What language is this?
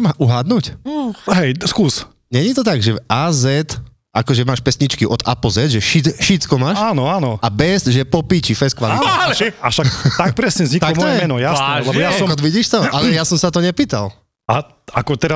Slovak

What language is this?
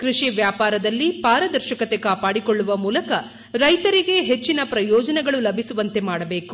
Kannada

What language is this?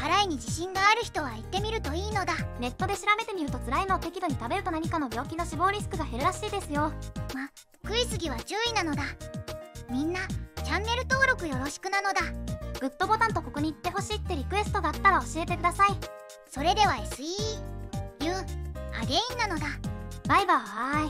Japanese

